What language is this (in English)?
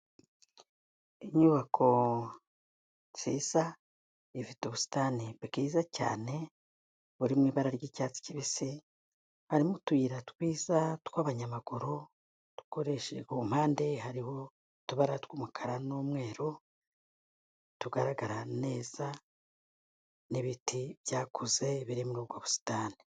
Kinyarwanda